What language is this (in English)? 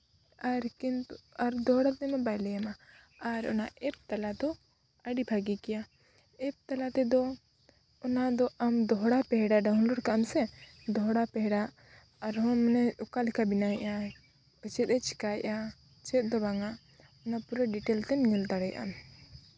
Santali